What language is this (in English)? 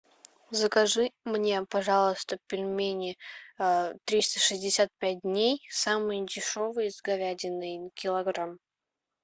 Russian